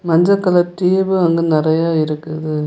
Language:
Tamil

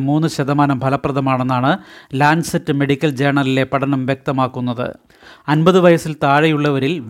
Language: Malayalam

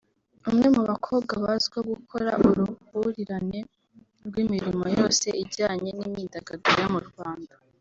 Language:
Kinyarwanda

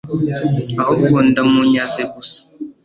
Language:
Kinyarwanda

